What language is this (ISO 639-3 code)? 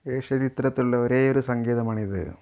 mal